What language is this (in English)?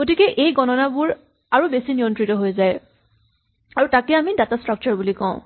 Assamese